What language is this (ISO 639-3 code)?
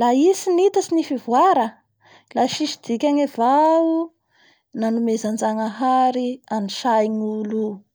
bhr